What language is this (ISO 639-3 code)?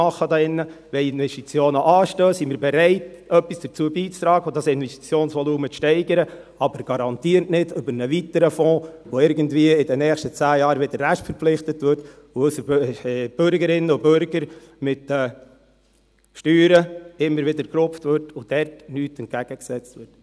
gsw